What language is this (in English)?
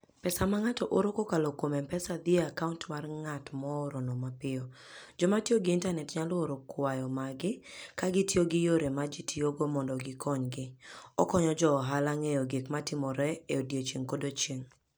Luo (Kenya and Tanzania)